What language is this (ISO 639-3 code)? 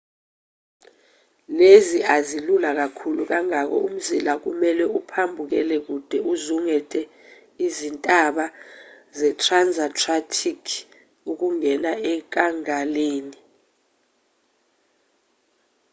zul